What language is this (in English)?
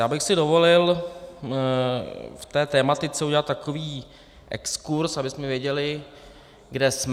Czech